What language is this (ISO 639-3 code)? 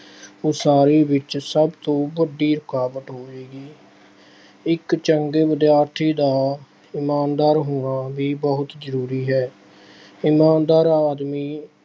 pan